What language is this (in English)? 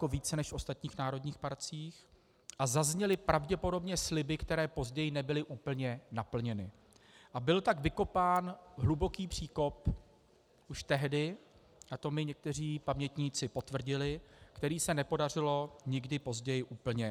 Czech